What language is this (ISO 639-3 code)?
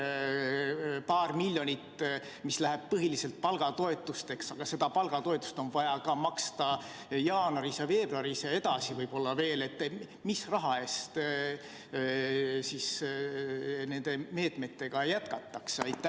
est